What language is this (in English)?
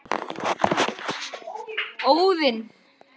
Icelandic